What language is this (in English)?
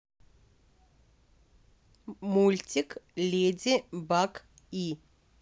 Russian